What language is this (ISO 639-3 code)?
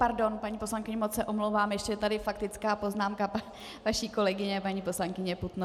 ces